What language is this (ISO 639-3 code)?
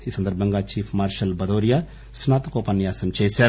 tel